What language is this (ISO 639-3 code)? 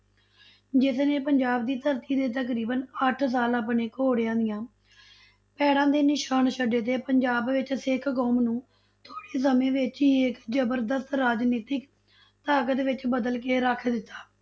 pan